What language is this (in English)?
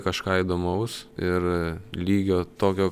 Lithuanian